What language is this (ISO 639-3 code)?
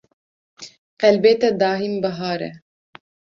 kur